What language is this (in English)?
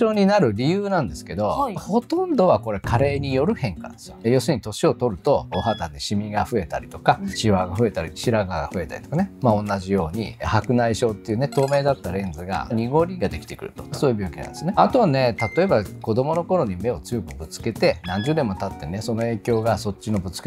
Japanese